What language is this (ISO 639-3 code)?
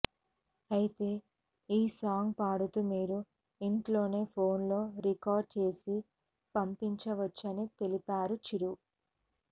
tel